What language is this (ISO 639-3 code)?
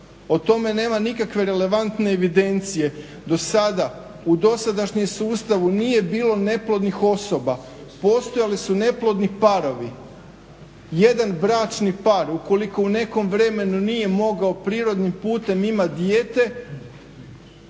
hrv